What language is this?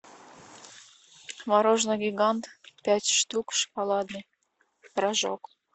Russian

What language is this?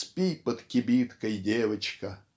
Russian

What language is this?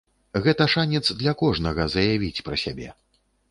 Belarusian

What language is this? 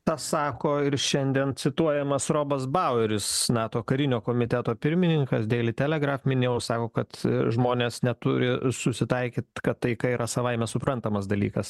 Lithuanian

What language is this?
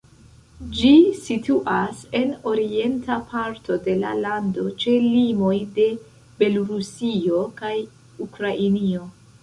Esperanto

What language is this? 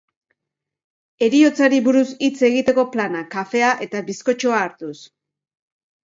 Basque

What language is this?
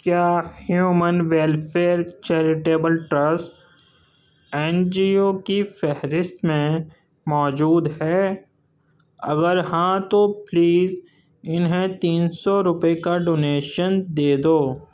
Urdu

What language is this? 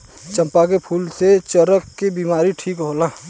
Bhojpuri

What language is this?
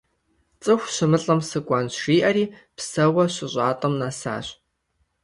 Kabardian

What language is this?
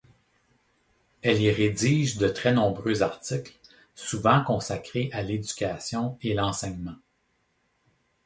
French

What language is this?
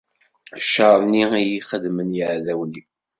Kabyle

